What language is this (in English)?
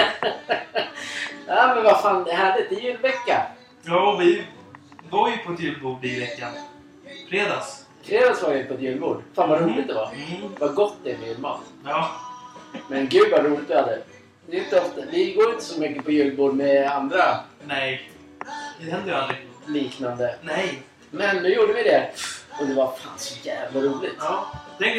Swedish